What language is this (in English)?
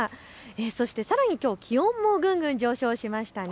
Japanese